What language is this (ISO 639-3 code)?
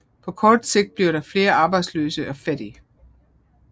dan